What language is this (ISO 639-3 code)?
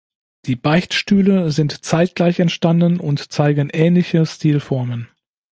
deu